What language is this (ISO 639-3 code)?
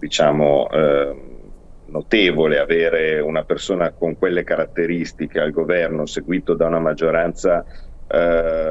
ita